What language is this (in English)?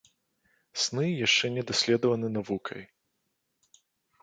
Belarusian